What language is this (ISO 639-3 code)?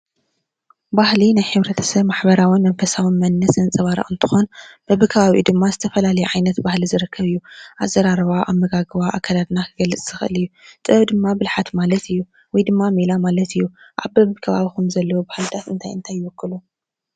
tir